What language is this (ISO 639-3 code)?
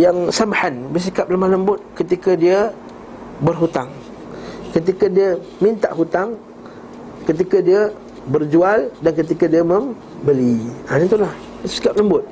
msa